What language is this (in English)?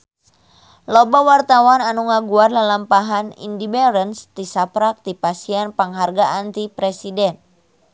Sundanese